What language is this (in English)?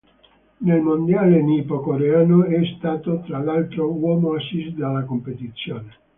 Italian